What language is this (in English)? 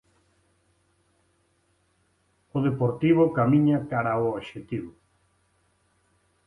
Galician